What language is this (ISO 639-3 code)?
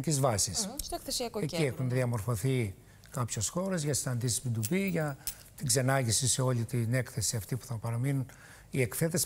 ell